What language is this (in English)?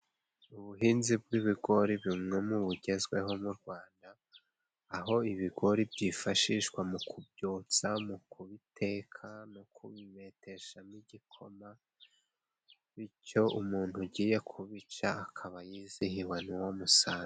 Kinyarwanda